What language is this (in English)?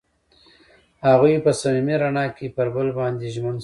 Pashto